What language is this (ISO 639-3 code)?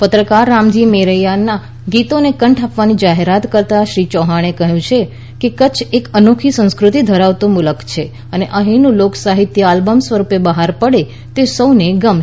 guj